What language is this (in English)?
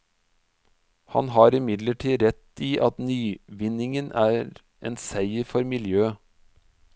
Norwegian